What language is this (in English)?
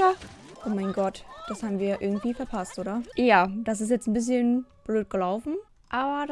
German